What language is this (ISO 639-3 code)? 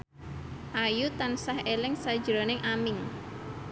jav